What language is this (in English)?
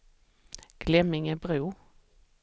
Swedish